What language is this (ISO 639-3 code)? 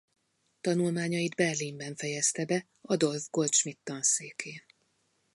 hun